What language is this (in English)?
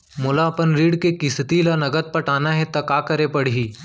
Chhattisgarhi